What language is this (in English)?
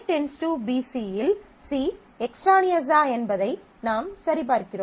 Tamil